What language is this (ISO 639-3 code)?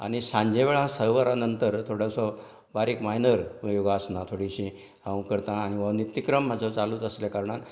kok